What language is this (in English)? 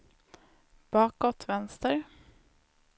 Swedish